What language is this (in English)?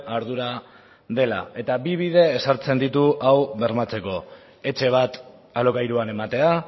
Basque